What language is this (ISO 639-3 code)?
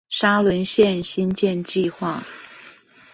zho